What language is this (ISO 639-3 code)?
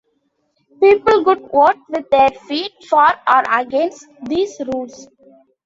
eng